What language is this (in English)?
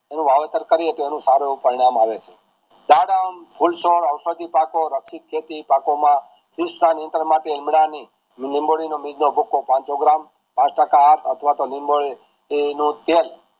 Gujarati